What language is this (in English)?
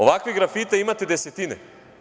Serbian